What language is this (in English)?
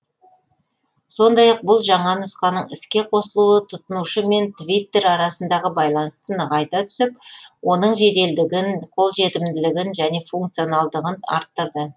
Kazakh